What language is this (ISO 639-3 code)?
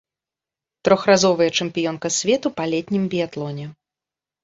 bel